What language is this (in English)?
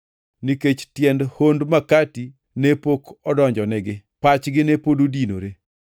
Luo (Kenya and Tanzania)